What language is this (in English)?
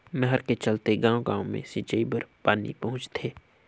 Chhattisgarhi